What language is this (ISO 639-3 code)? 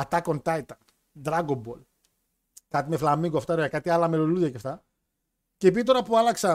ell